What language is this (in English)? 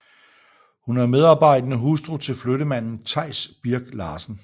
Danish